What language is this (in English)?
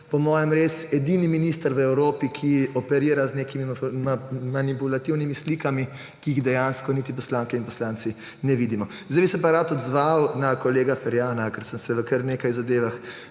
Slovenian